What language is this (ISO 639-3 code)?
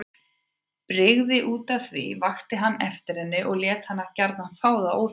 isl